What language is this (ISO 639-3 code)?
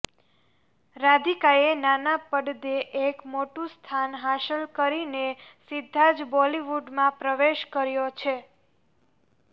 guj